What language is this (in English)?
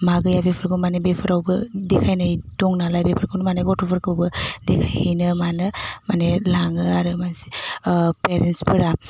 Bodo